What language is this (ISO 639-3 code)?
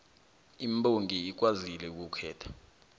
nbl